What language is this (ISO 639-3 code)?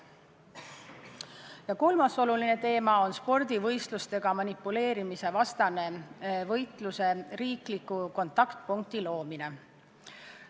est